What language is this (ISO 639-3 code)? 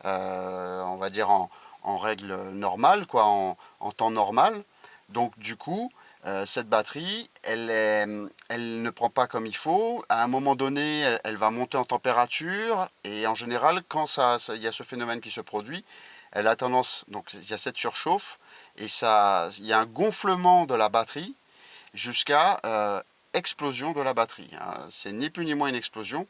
fra